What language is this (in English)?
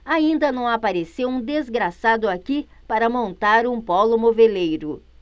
Portuguese